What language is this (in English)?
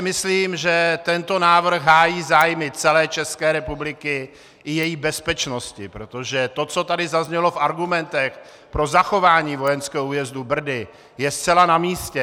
Czech